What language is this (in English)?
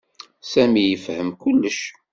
Kabyle